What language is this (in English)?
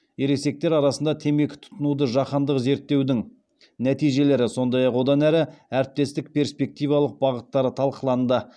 Kazakh